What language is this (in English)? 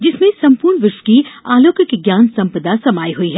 Hindi